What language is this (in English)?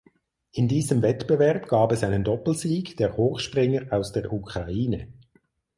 German